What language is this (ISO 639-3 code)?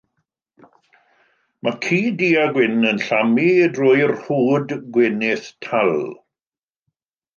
cym